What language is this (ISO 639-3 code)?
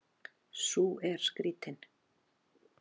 isl